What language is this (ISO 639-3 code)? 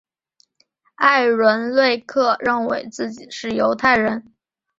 zho